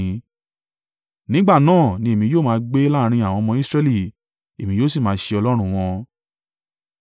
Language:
Yoruba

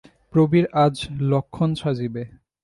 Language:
Bangla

